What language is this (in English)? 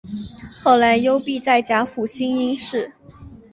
Chinese